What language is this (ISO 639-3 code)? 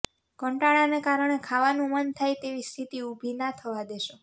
guj